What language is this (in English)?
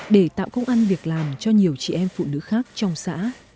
Vietnamese